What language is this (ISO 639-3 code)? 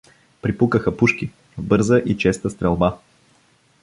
bul